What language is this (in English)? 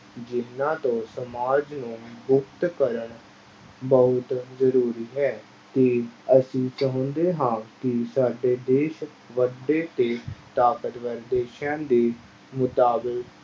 Punjabi